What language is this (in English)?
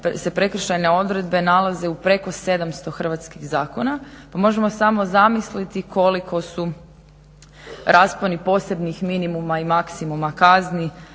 Croatian